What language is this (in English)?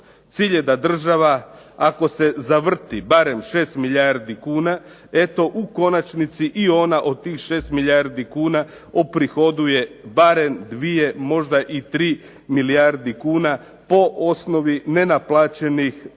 Croatian